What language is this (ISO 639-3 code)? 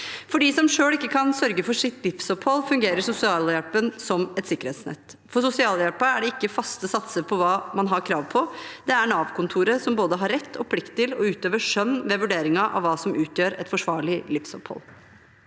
nor